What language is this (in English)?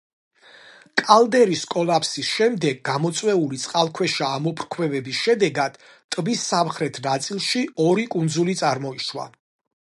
Georgian